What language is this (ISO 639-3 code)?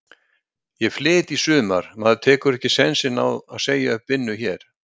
isl